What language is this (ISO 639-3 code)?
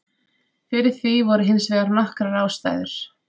isl